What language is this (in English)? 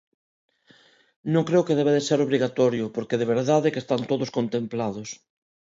Galician